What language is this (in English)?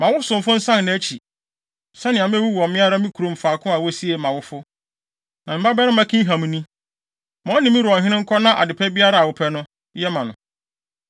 Akan